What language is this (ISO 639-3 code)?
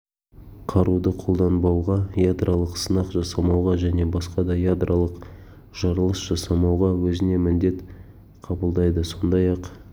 kaz